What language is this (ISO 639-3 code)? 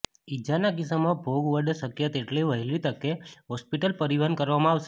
guj